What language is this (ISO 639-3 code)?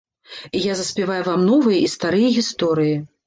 bel